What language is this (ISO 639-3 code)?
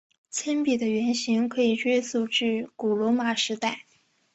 zho